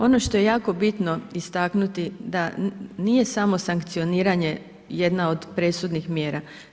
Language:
Croatian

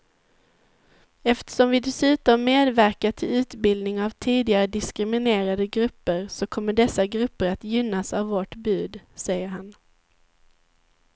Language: Swedish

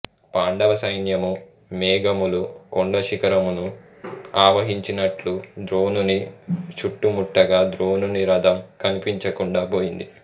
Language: Telugu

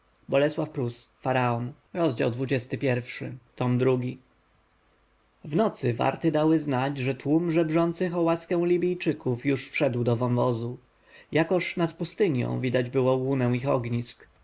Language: Polish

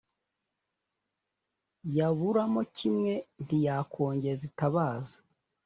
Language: Kinyarwanda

